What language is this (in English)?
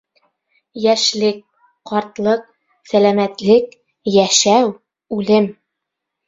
Bashkir